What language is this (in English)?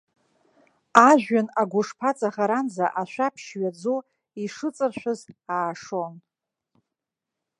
Abkhazian